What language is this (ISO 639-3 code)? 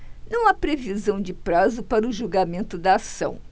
por